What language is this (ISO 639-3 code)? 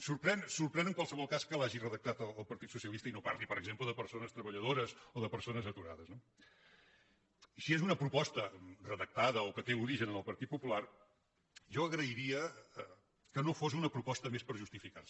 cat